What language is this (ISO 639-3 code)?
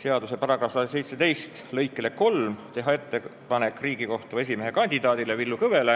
est